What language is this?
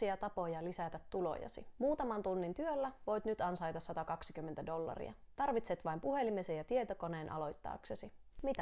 Finnish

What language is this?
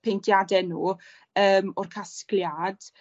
Welsh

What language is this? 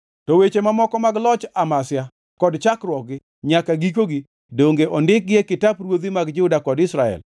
Luo (Kenya and Tanzania)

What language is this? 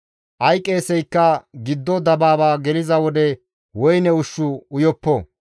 Gamo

